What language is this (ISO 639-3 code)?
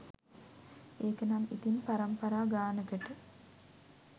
sin